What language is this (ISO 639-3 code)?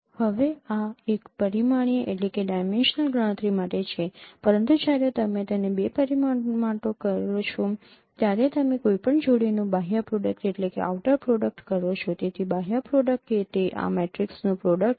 guj